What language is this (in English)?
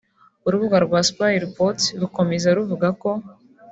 Kinyarwanda